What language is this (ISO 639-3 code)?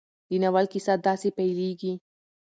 pus